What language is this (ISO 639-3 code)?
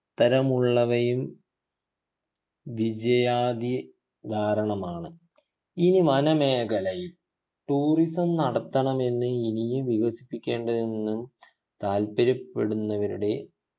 mal